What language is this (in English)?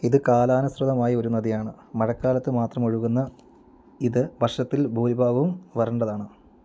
Malayalam